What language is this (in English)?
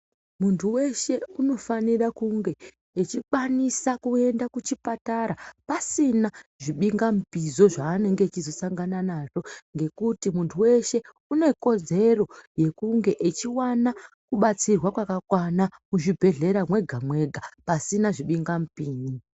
Ndau